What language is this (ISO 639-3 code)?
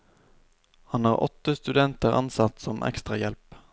nor